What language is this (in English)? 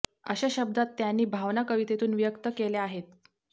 Marathi